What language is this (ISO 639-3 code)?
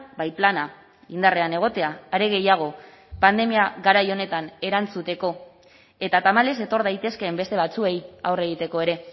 eus